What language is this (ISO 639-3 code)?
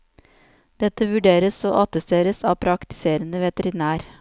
nor